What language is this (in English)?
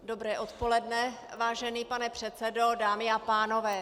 Czech